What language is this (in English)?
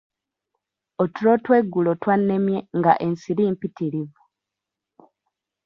Ganda